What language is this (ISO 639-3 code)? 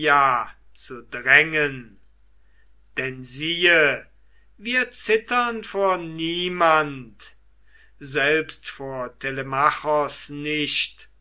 deu